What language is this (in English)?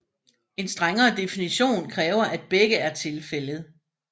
Danish